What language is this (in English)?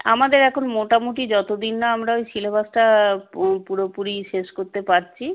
Bangla